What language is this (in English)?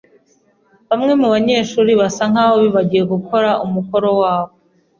Kinyarwanda